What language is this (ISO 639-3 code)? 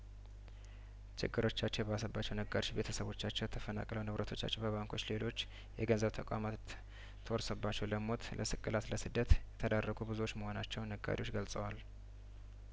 amh